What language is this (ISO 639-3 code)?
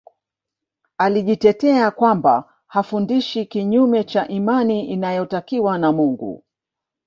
swa